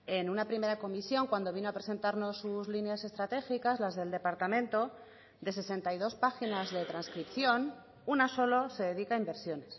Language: Spanish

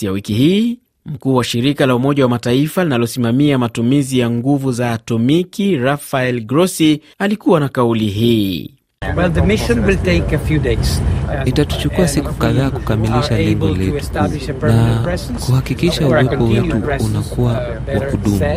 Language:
Swahili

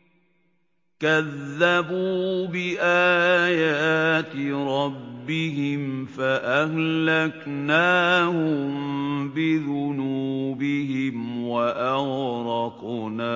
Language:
Arabic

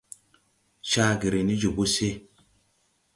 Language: Tupuri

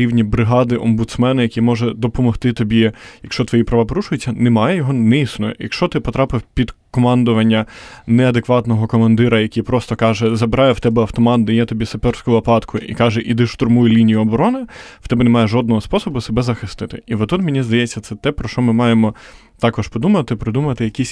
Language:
Ukrainian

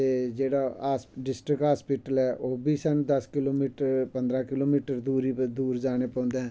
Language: Dogri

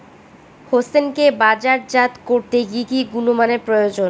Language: Bangla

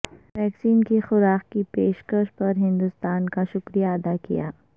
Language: Urdu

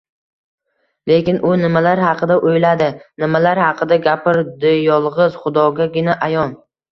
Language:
Uzbek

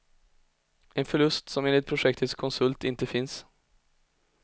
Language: Swedish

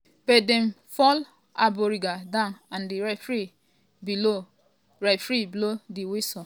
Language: Nigerian Pidgin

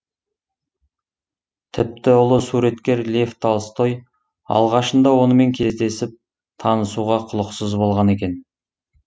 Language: Kazakh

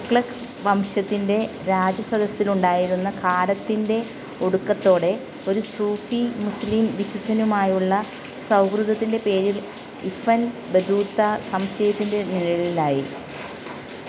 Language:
Malayalam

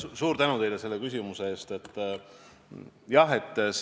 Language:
Estonian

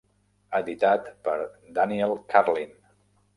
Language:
Catalan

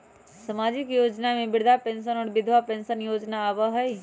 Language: Magahi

